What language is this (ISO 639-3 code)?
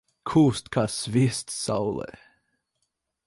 lav